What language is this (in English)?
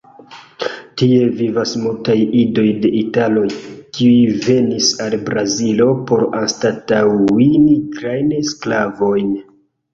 Esperanto